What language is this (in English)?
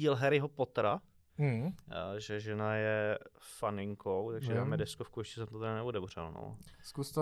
Czech